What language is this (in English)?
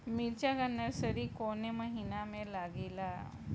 Bhojpuri